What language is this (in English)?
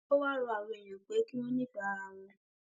Yoruba